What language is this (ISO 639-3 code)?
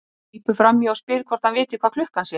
isl